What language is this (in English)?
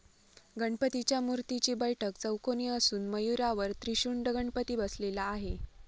Marathi